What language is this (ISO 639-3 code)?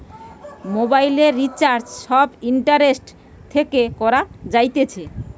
ben